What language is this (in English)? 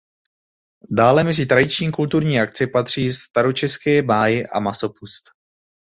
Czech